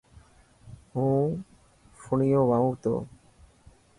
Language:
Dhatki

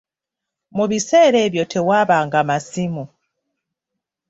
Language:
Ganda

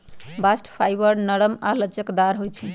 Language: Magahi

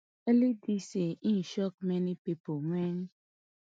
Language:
Nigerian Pidgin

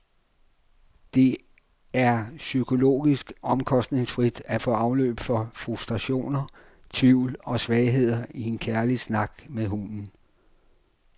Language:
Danish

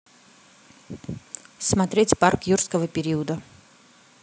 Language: Russian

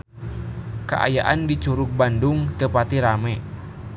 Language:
Sundanese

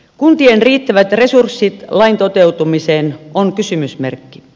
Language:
Finnish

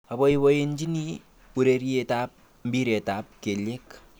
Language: Kalenjin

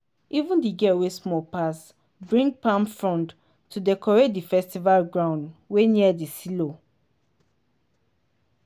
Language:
Nigerian Pidgin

